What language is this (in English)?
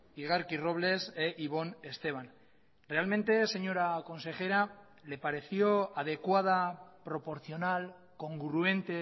Spanish